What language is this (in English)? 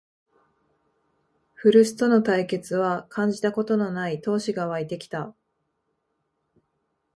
Japanese